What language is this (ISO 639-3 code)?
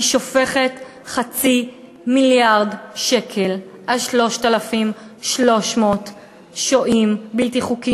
heb